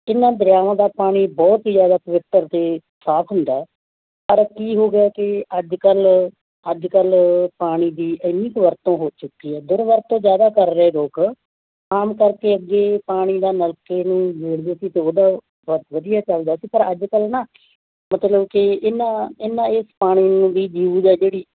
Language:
Punjabi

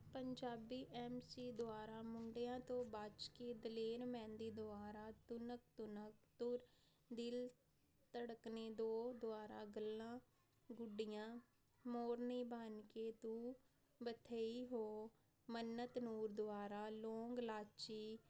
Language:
Punjabi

